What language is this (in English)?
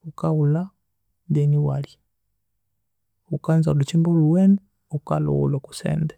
Konzo